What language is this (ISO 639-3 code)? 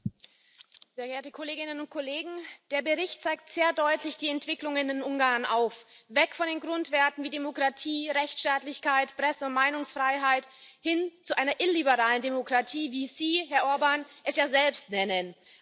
deu